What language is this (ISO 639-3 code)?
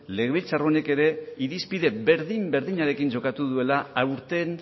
eus